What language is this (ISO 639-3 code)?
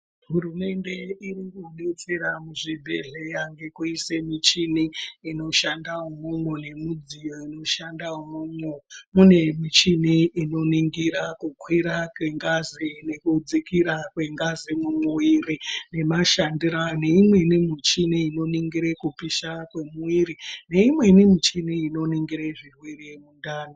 ndc